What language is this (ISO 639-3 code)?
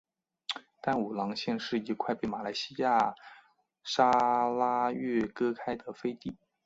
zho